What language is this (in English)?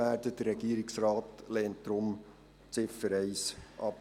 Swiss German